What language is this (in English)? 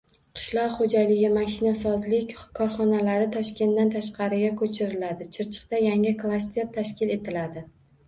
Uzbek